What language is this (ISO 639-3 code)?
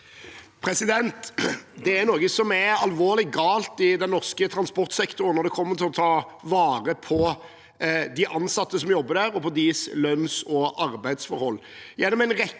nor